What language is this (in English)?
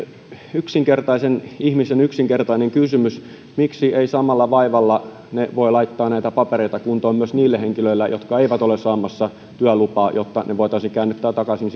Finnish